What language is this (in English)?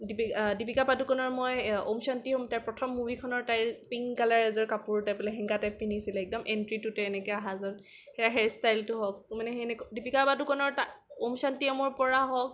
Assamese